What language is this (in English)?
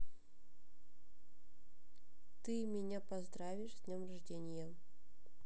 Russian